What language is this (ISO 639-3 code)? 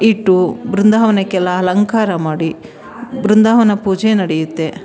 kan